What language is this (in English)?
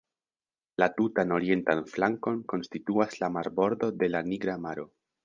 Esperanto